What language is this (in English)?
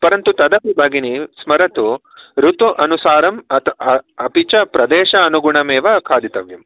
Sanskrit